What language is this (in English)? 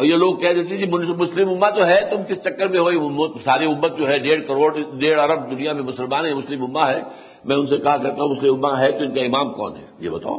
Urdu